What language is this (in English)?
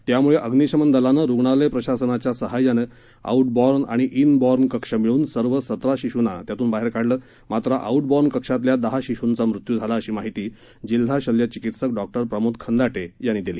Marathi